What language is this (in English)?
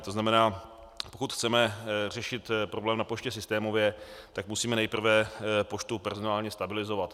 Czech